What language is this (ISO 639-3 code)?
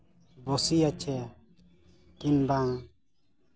sat